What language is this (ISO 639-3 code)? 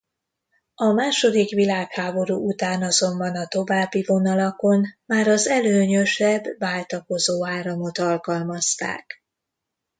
hun